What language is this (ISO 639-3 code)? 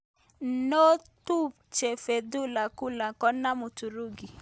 kln